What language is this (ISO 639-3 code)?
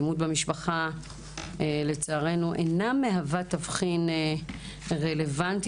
heb